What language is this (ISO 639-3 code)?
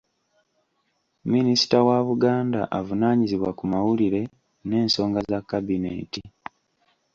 lug